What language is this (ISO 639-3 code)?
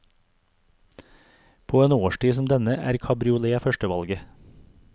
nor